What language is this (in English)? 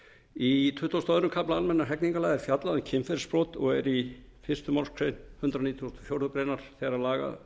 Icelandic